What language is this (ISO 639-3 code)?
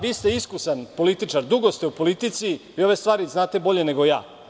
srp